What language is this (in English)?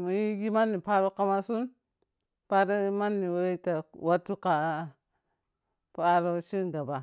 Piya-Kwonci